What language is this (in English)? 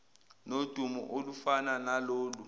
Zulu